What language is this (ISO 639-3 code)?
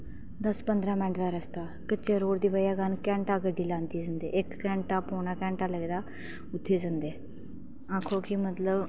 doi